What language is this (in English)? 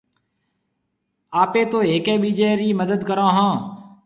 Marwari (Pakistan)